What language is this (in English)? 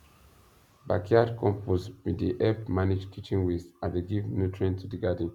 Nigerian Pidgin